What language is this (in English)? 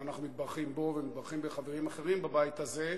Hebrew